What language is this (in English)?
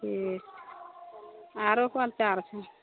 Maithili